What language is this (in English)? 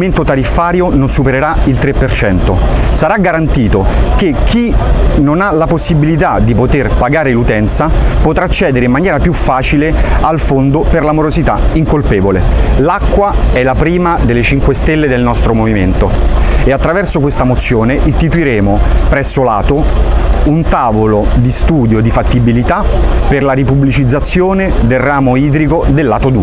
Italian